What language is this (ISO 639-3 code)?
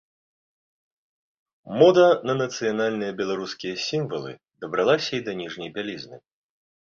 bel